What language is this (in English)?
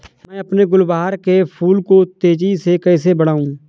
Hindi